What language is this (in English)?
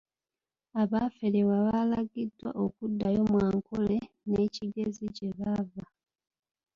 Ganda